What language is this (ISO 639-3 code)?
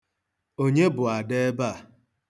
ibo